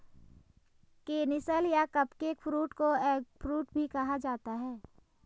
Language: Hindi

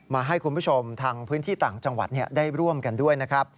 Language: Thai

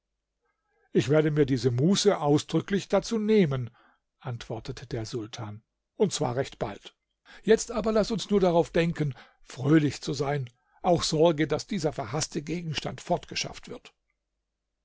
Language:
German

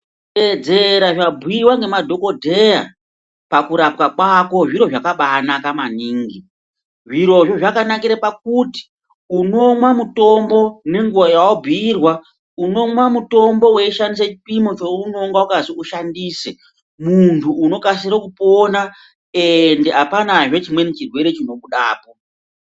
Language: Ndau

